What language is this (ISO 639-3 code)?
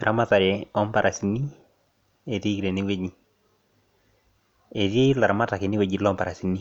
mas